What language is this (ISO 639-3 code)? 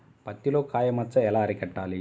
tel